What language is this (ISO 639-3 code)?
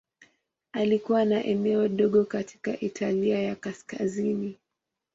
swa